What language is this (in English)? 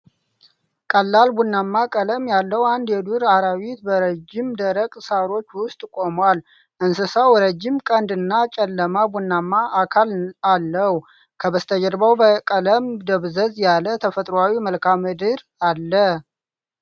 Amharic